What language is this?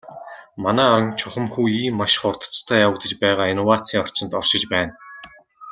Mongolian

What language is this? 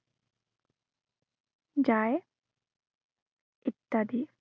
Assamese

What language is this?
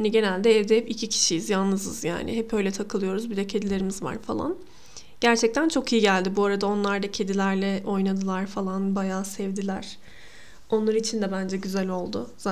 Turkish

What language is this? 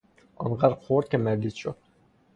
Persian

